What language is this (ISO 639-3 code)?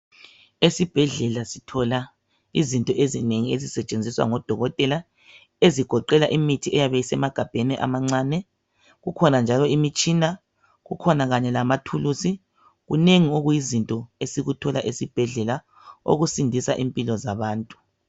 nde